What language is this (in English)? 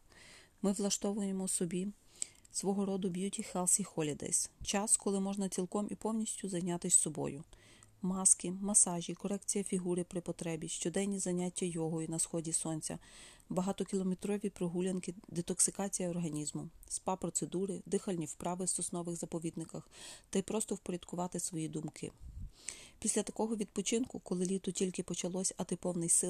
Ukrainian